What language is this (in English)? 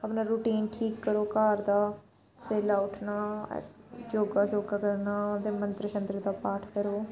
Dogri